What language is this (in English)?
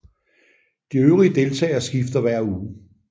Danish